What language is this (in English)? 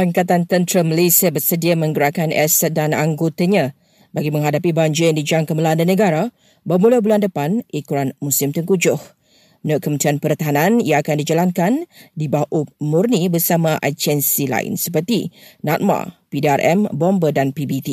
Malay